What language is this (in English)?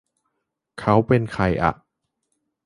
Thai